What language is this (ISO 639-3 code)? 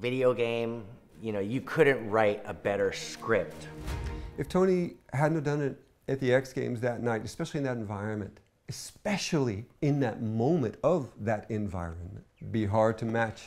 eng